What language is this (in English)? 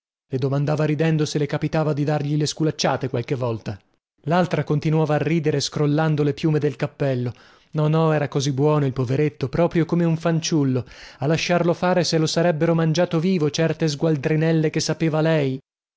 Italian